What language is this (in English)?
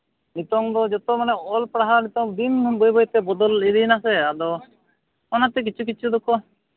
Santali